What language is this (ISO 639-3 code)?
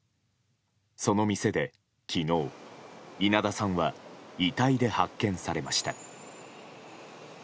jpn